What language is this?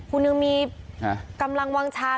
Thai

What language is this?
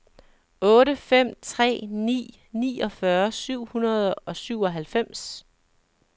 Danish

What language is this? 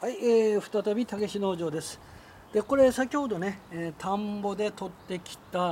Japanese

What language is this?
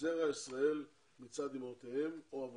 Hebrew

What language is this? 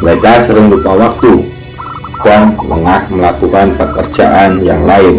Indonesian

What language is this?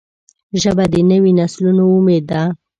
Pashto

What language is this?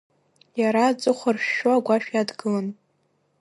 Abkhazian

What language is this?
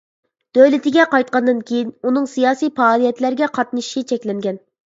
Uyghur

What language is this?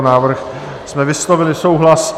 Czech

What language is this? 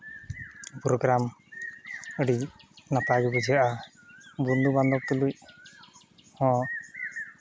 Santali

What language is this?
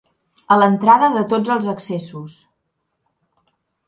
Catalan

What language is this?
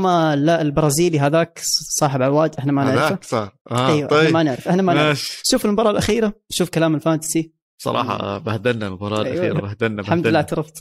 Arabic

